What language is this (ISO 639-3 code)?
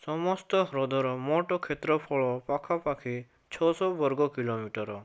ori